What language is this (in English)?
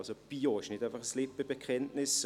Swiss German